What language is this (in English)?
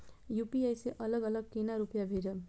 Maithili